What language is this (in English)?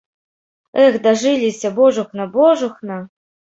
Belarusian